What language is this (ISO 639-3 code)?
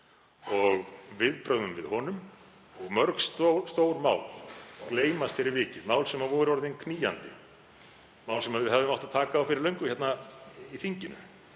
isl